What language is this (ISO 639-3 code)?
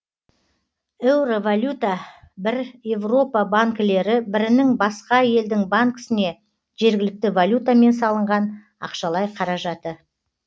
kaz